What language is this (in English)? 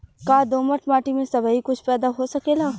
Bhojpuri